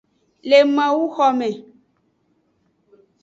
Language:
Aja (Benin)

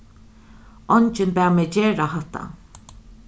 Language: Faroese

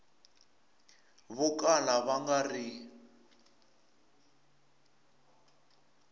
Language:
Tsonga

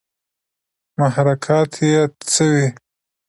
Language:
Pashto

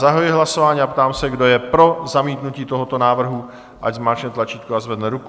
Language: Czech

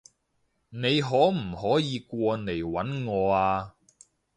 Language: Cantonese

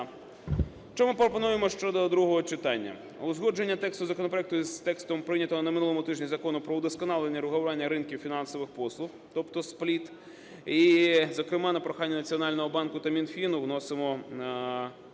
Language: Ukrainian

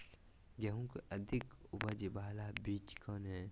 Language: Magahi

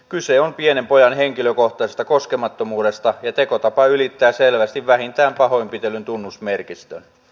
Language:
Finnish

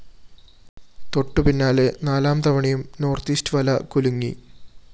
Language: Malayalam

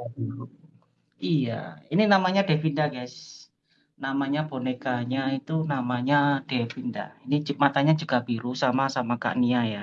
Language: Indonesian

